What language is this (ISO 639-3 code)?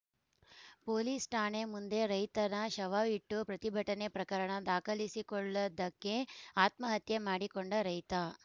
kan